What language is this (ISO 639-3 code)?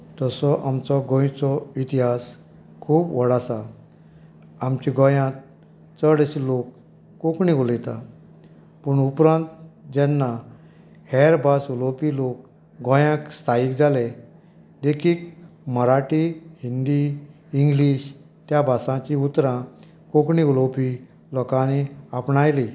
kok